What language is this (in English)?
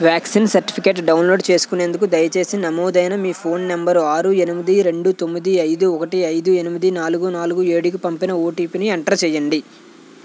Telugu